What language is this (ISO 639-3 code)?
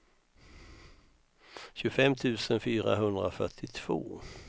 swe